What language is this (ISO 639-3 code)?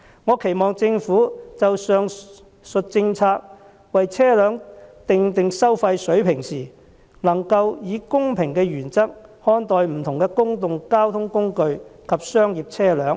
yue